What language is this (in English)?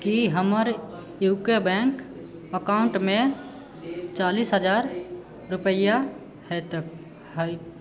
Maithili